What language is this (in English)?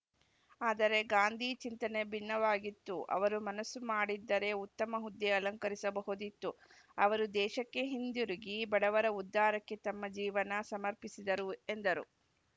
Kannada